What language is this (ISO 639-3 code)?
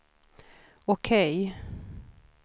swe